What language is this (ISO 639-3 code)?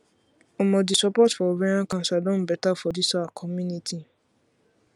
pcm